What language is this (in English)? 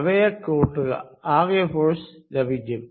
Malayalam